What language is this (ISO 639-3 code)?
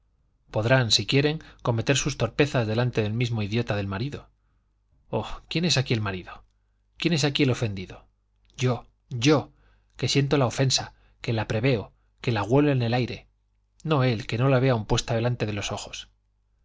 spa